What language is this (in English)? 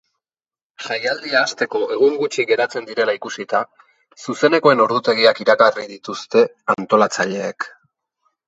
Basque